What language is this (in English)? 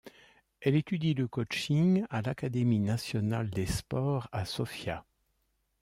French